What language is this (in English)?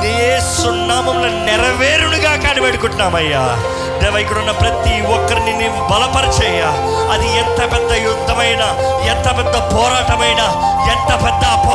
Telugu